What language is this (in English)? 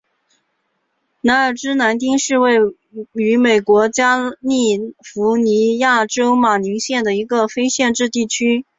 Chinese